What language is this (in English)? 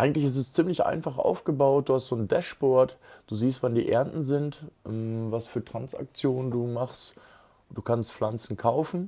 German